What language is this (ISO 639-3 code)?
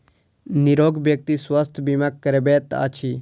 mai